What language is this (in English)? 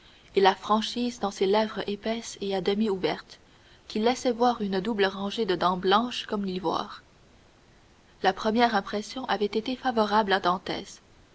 French